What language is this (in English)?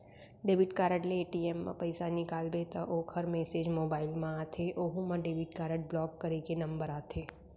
Chhattisgarhi